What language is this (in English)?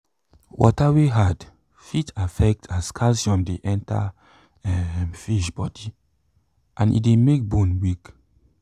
Nigerian Pidgin